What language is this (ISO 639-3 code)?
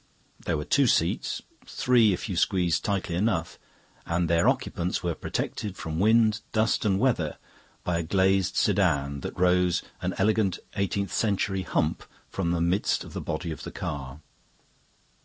eng